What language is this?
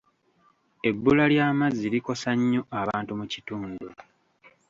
Ganda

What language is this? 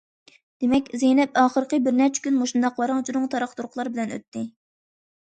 Uyghur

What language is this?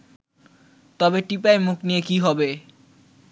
Bangla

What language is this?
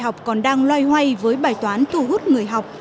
Vietnamese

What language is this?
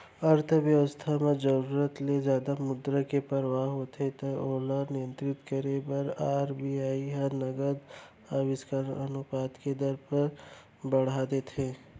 Chhattisgarhi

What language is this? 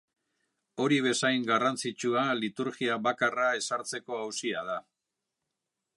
Basque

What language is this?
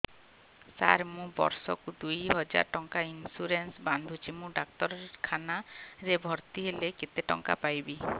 Odia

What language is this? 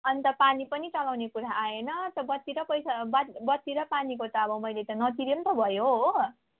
Nepali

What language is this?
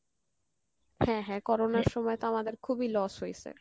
Bangla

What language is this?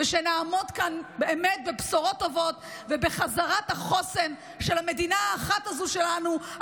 Hebrew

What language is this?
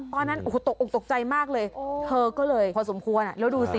Thai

